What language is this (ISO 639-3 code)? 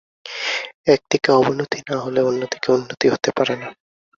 ben